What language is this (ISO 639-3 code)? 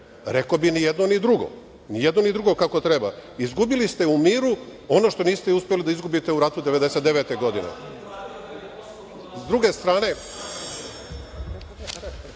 srp